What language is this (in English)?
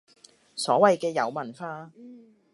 Cantonese